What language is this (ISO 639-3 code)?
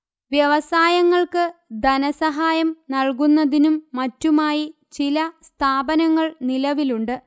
mal